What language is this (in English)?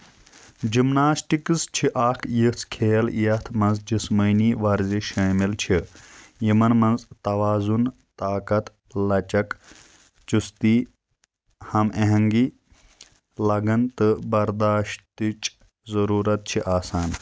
Kashmiri